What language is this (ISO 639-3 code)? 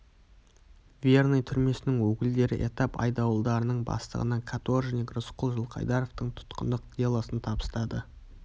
kaz